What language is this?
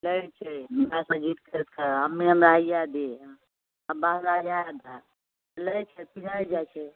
Maithili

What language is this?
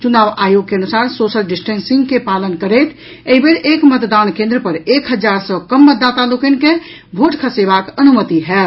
Maithili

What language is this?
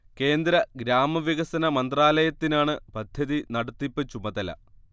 Malayalam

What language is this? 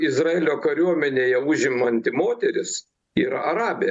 Lithuanian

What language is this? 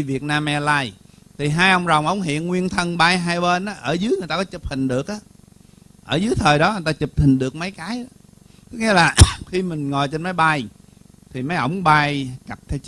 Vietnamese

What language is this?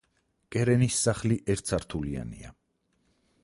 Georgian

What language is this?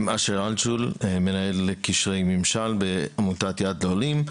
Hebrew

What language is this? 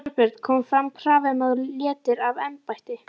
Icelandic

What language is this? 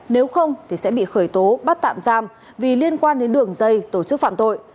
Vietnamese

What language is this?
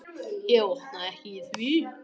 Icelandic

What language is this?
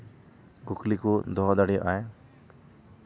Santali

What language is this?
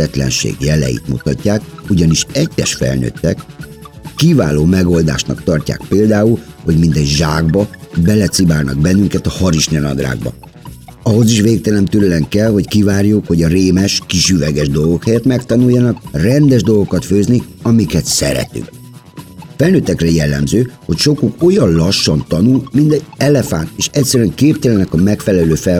Hungarian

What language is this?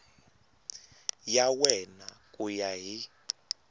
Tsonga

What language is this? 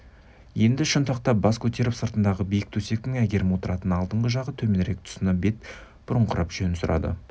Kazakh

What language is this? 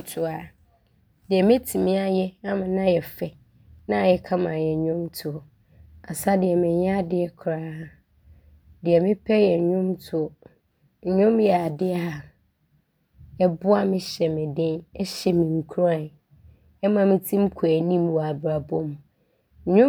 Abron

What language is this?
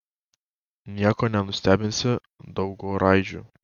Lithuanian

